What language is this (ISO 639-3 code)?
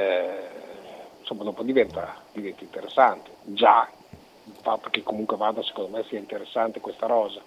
ita